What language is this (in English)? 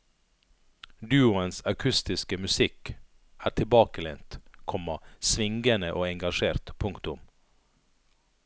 Norwegian